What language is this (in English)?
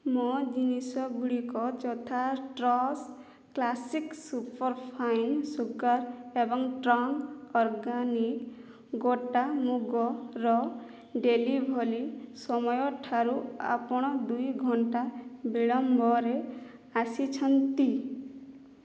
Odia